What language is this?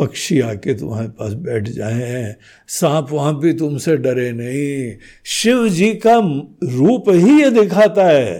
Hindi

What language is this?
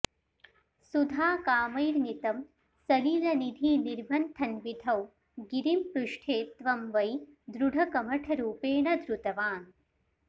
Sanskrit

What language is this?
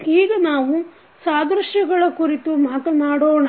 Kannada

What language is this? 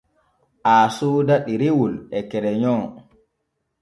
Borgu Fulfulde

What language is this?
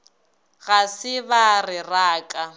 Northern Sotho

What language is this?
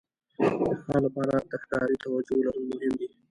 Pashto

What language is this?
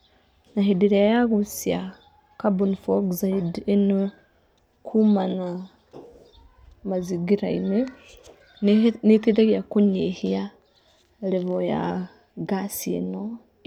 Kikuyu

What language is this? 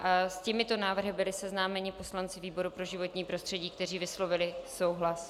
Czech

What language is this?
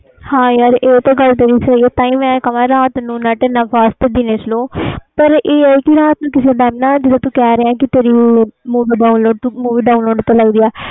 Punjabi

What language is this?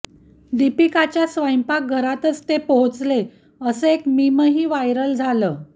Marathi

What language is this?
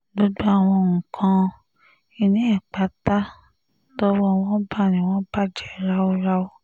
Yoruba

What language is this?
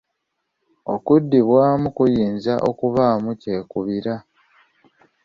Ganda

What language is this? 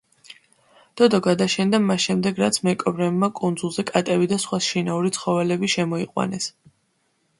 Georgian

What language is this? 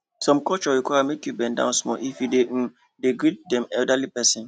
Nigerian Pidgin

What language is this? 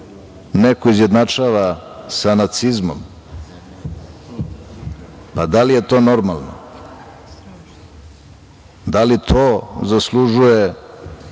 Serbian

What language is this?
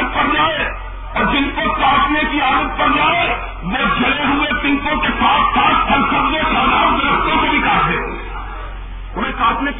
Urdu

